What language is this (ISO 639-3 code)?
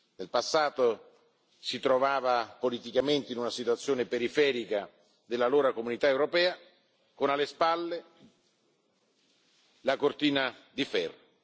ita